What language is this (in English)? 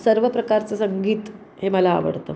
Marathi